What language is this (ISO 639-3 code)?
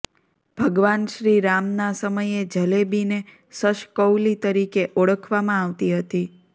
guj